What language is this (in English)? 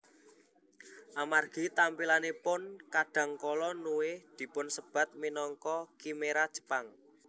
Javanese